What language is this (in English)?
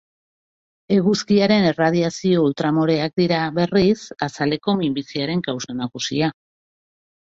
Basque